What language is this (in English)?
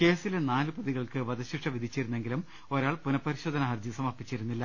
Malayalam